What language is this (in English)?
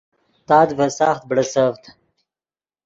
Yidgha